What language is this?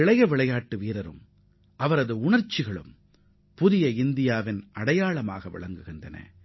Tamil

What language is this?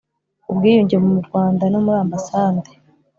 Kinyarwanda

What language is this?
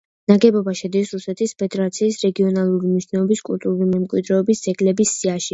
Georgian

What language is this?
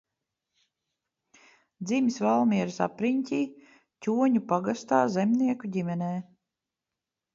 Latvian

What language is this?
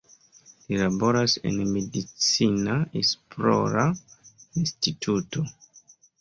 Esperanto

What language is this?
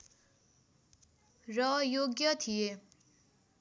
Nepali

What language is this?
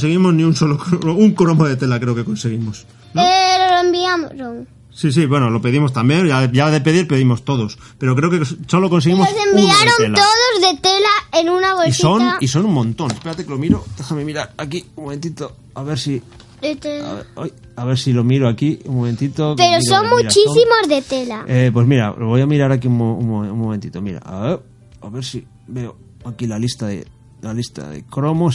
Spanish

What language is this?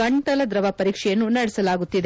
Kannada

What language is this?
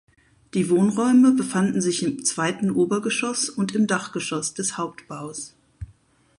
German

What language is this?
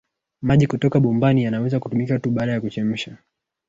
Swahili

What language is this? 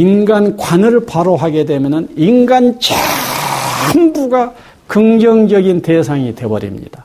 Korean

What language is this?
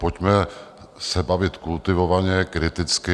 Czech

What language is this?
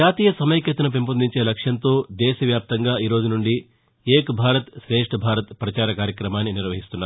Telugu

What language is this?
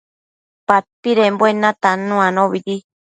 Matsés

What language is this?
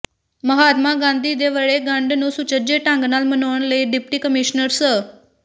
Punjabi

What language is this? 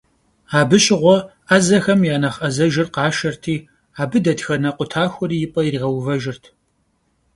Kabardian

